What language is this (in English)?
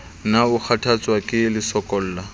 Southern Sotho